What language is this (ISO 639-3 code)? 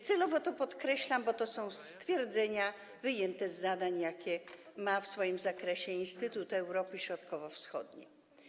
pol